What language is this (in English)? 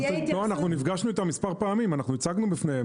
Hebrew